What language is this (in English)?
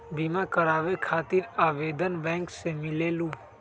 Magahi